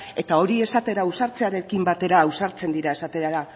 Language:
Basque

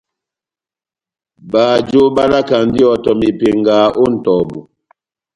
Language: Batanga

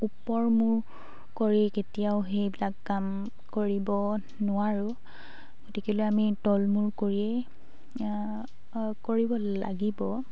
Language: Assamese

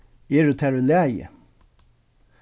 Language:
Faroese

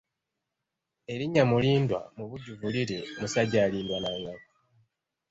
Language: Ganda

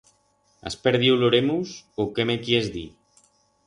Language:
Aragonese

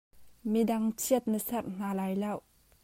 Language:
Hakha Chin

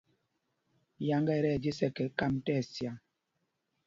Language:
Mpumpong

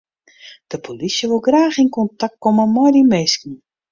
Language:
Western Frisian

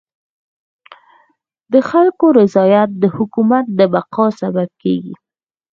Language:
Pashto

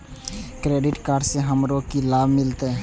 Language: Maithili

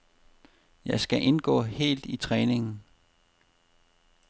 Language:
Danish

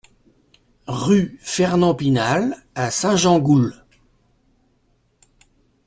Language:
French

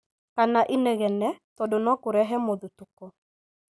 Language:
Kikuyu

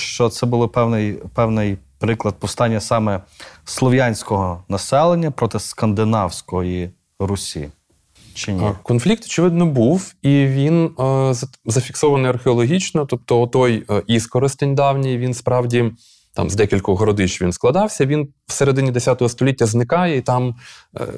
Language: Ukrainian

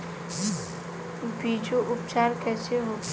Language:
Bhojpuri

